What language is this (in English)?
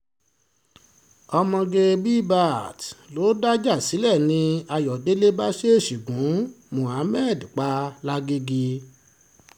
Yoruba